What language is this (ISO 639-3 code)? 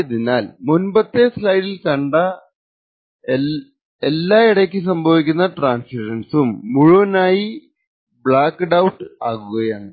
mal